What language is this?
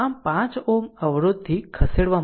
Gujarati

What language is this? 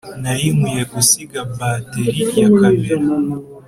Kinyarwanda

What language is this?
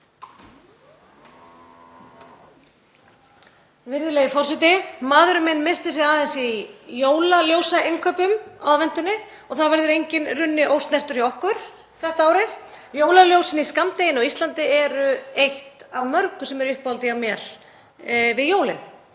Icelandic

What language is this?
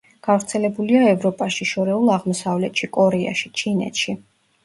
Georgian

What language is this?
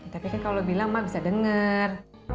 Indonesian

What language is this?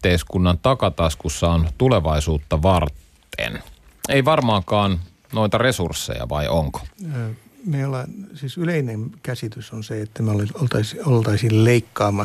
Finnish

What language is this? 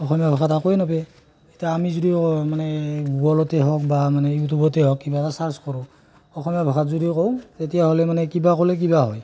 Assamese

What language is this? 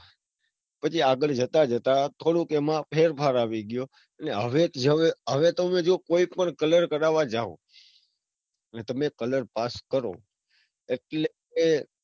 Gujarati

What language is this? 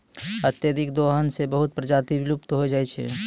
Maithili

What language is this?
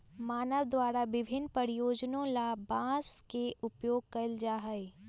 Magahi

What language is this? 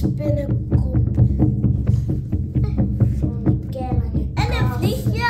Dutch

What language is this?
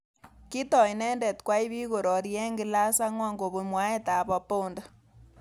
Kalenjin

